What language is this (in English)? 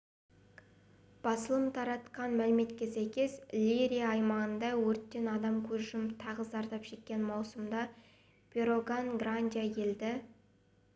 Kazakh